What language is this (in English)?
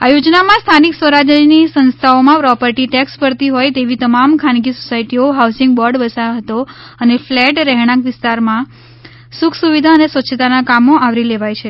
Gujarati